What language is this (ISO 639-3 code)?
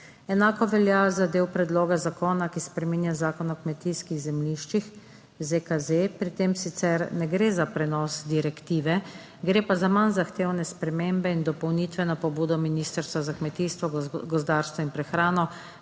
slv